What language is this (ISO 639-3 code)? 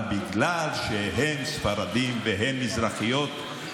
heb